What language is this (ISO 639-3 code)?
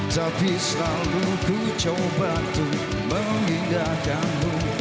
ind